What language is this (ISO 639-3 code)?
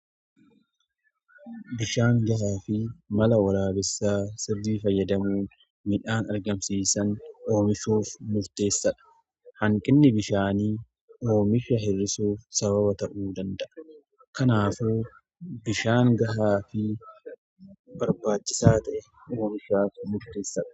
orm